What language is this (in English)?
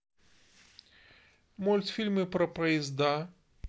Russian